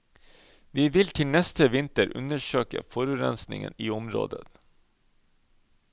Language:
Norwegian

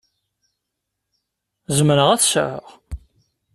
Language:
Kabyle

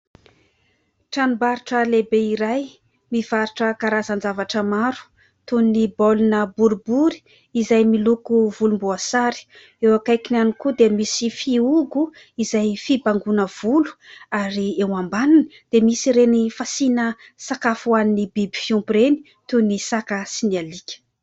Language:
Malagasy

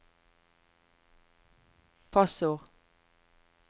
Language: Norwegian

